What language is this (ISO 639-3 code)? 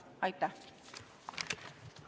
est